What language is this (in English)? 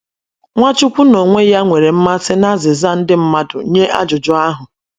Igbo